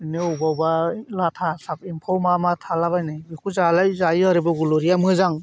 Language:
Bodo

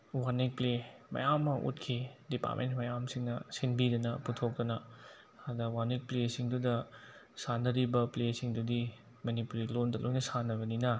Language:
Manipuri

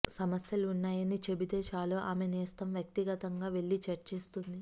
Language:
Telugu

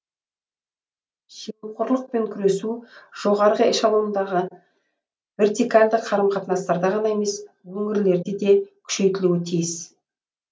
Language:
Kazakh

